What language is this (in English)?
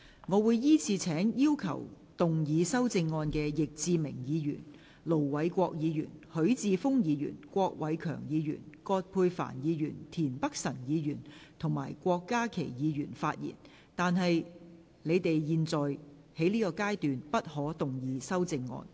Cantonese